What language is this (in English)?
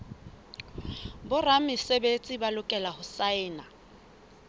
Southern Sotho